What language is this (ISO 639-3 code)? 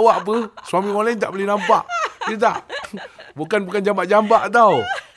msa